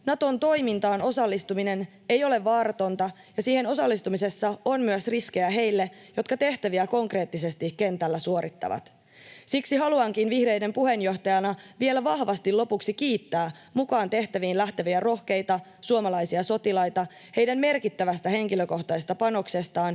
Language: Finnish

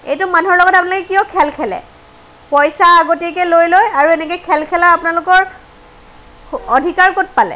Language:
Assamese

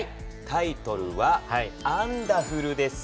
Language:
Japanese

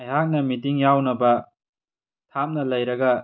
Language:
Manipuri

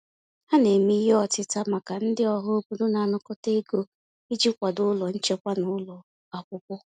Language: Igbo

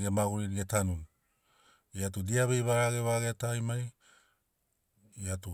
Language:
Sinaugoro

